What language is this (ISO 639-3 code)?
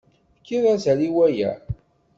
kab